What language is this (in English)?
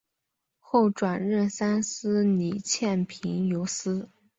Chinese